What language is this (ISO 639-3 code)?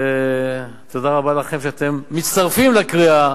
heb